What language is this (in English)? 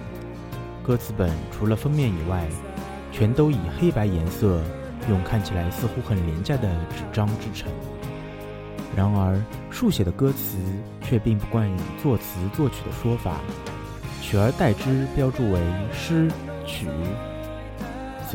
Chinese